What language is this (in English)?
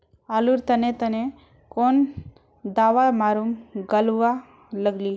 Magahi